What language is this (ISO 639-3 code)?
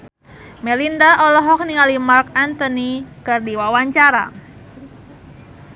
sun